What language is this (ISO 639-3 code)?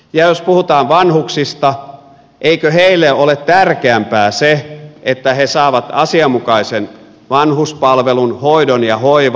fin